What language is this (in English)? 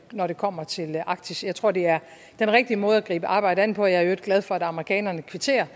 Danish